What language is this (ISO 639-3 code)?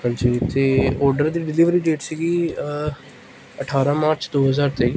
pan